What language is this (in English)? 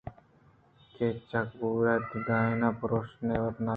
Eastern Balochi